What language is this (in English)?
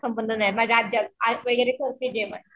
Marathi